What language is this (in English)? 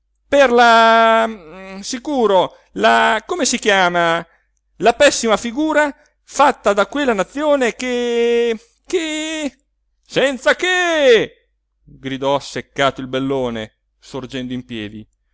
Italian